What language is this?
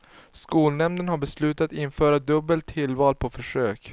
Swedish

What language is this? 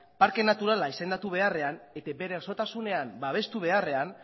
Basque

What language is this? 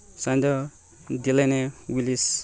Manipuri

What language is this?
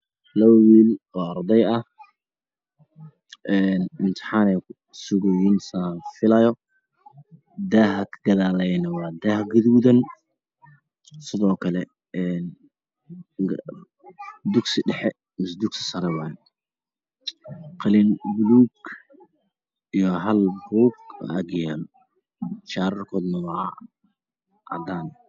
Somali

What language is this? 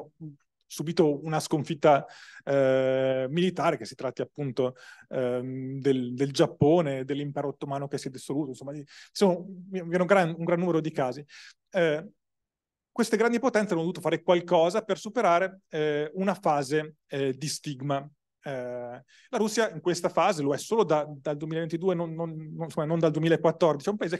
Italian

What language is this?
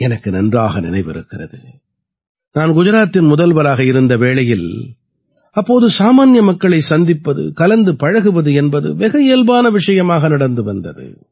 Tamil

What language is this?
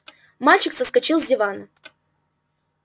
Russian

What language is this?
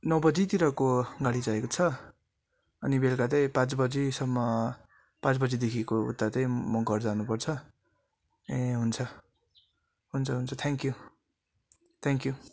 Nepali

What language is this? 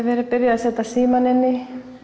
Icelandic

